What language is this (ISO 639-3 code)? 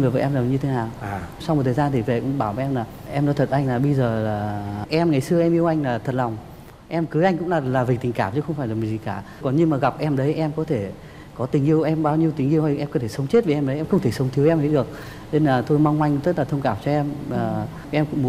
vie